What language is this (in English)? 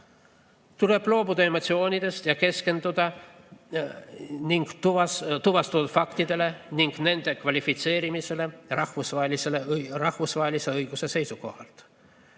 Estonian